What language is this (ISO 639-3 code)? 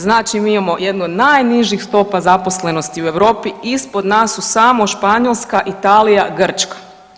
hrv